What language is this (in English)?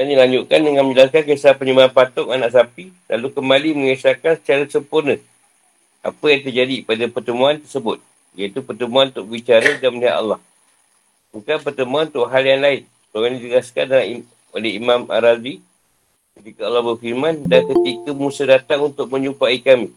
Malay